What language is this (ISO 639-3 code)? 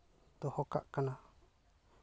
sat